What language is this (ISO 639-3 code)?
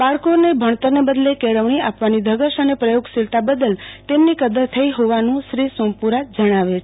guj